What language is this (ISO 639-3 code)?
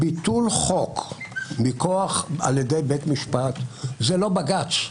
heb